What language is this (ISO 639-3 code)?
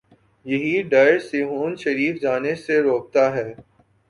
urd